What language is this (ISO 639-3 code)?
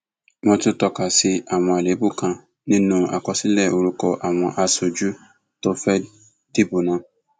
yor